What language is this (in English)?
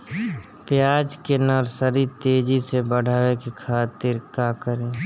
Bhojpuri